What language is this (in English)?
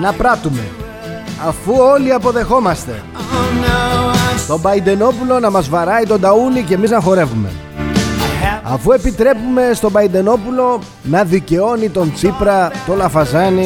Greek